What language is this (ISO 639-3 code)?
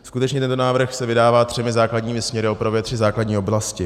ces